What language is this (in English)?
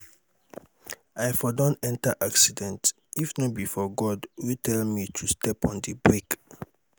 Nigerian Pidgin